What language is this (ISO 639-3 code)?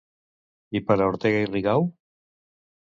cat